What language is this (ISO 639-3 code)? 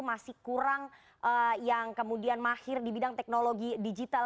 ind